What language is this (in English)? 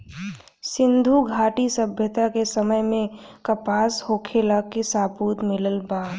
Bhojpuri